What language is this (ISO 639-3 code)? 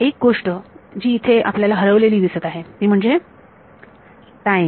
mar